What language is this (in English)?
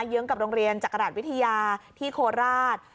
Thai